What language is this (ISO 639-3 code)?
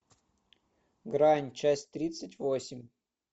rus